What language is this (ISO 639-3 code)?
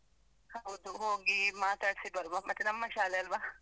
kan